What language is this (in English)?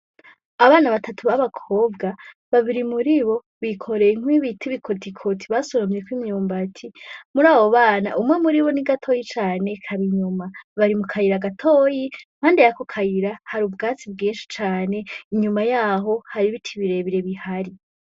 Rundi